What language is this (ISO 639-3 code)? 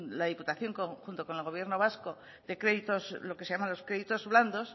spa